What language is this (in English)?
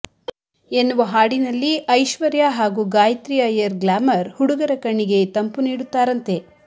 Kannada